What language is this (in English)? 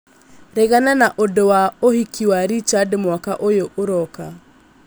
Kikuyu